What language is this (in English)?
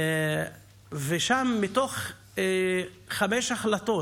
Hebrew